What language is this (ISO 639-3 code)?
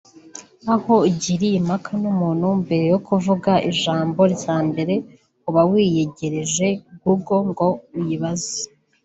kin